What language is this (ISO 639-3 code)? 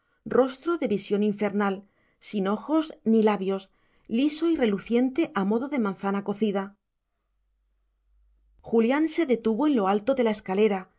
spa